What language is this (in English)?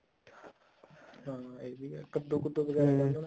Punjabi